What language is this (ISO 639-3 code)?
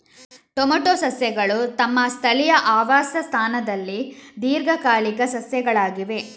kan